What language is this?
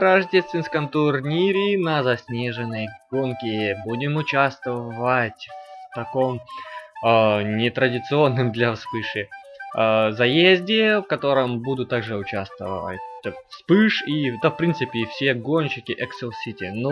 Russian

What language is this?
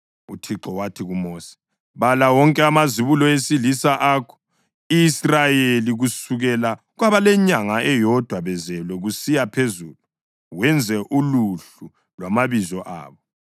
North Ndebele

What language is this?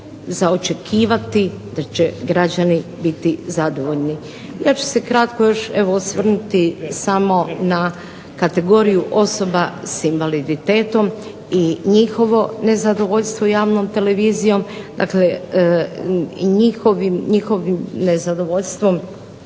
Croatian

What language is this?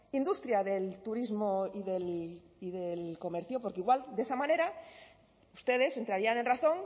Spanish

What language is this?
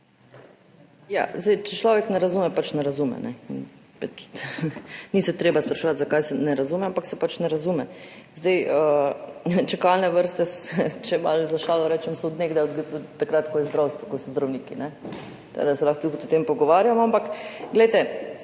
Slovenian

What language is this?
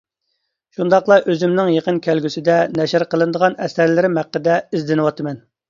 Uyghur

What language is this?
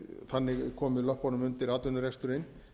Icelandic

